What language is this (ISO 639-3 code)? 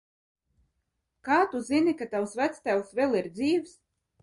lav